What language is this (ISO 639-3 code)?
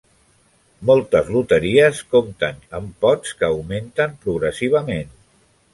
cat